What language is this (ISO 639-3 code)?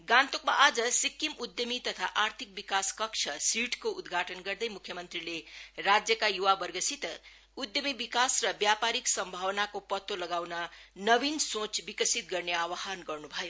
nep